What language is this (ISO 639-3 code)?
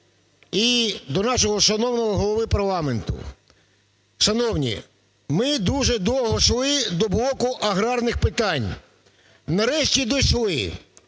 ukr